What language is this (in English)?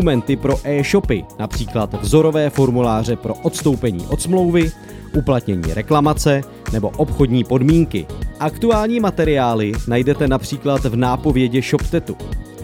Czech